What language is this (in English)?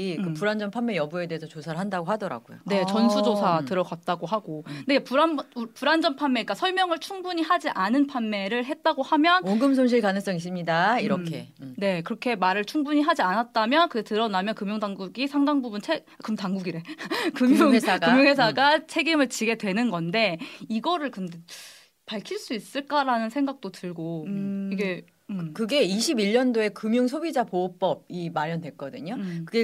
Korean